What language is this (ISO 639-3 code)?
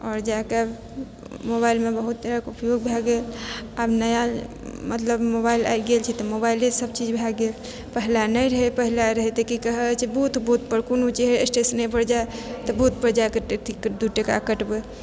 mai